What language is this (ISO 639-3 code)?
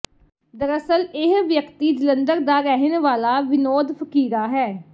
pan